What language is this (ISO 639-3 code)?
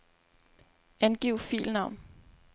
dan